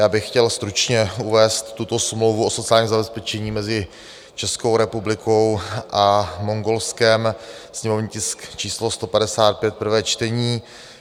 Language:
Czech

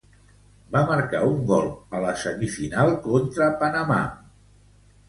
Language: Catalan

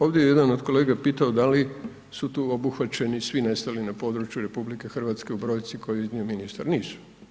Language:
Croatian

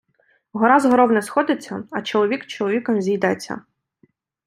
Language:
Ukrainian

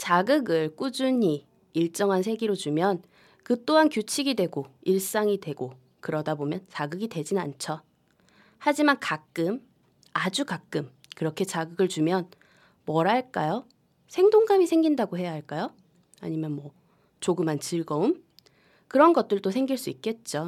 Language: Korean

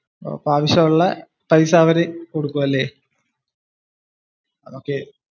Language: Malayalam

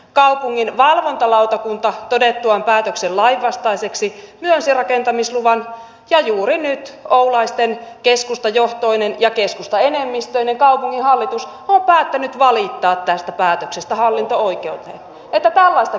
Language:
Finnish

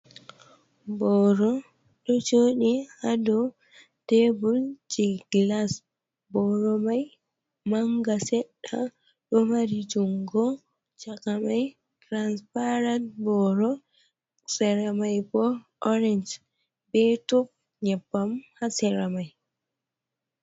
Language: Fula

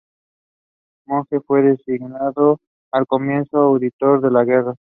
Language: Spanish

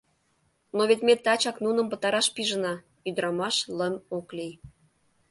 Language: Mari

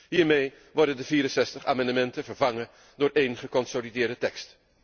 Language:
Dutch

